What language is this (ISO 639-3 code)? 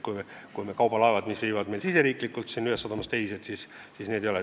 est